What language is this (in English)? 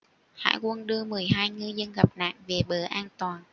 Vietnamese